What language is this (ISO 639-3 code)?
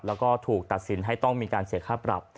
tha